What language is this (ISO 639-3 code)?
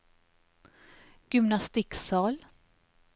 nor